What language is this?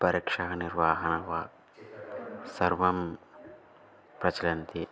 Sanskrit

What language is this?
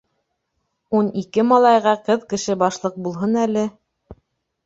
Bashkir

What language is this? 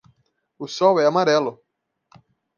Portuguese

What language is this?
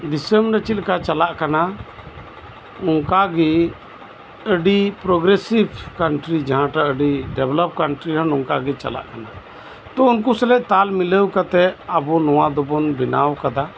Santali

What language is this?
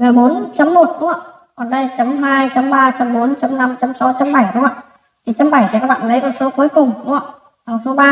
Vietnamese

